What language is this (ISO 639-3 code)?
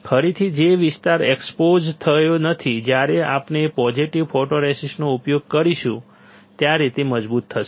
guj